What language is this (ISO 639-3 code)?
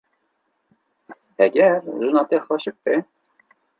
kur